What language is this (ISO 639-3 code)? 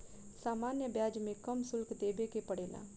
bho